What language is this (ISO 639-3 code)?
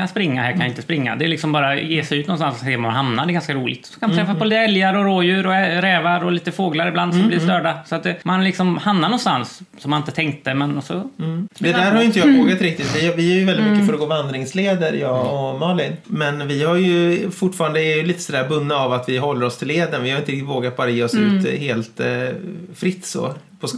swe